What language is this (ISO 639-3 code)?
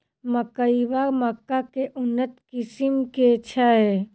mai